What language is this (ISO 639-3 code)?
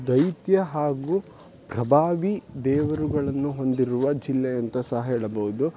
kan